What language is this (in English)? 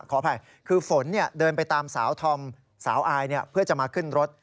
Thai